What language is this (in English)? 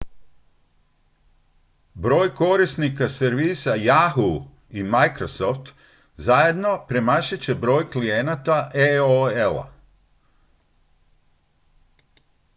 Croatian